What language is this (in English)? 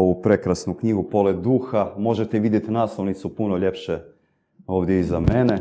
Croatian